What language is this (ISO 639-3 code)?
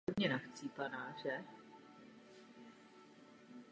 ces